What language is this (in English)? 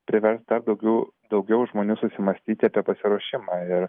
Lithuanian